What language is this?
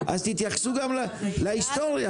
Hebrew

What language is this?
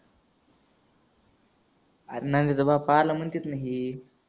Marathi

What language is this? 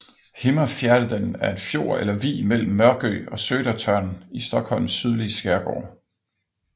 Danish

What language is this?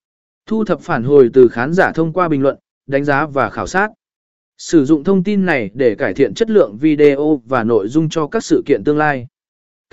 Vietnamese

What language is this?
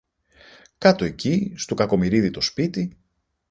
Greek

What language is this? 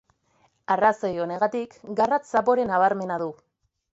Basque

